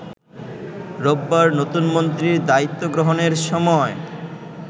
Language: Bangla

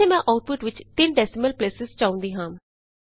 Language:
Punjabi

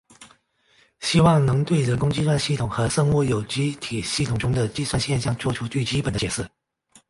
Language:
Chinese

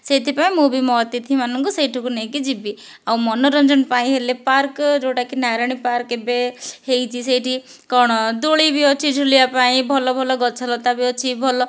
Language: Odia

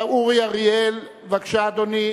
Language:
Hebrew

